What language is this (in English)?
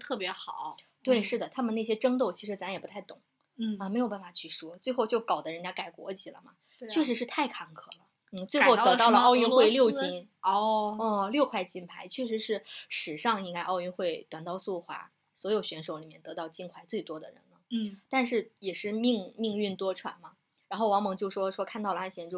Chinese